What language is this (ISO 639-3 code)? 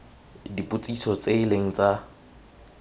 tsn